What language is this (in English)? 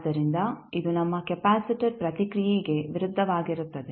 Kannada